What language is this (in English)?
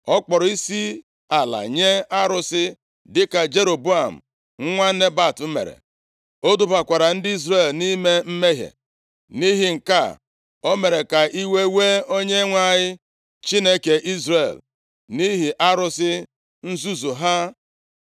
Igbo